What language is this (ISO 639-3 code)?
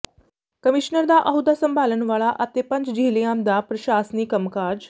pan